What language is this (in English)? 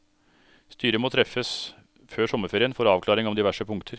Norwegian